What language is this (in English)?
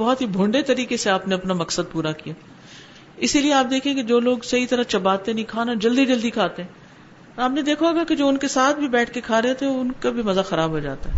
Urdu